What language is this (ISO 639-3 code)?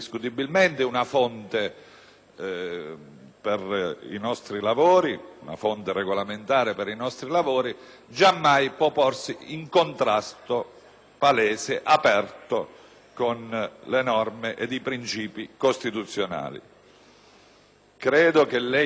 ita